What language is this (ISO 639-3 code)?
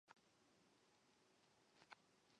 zho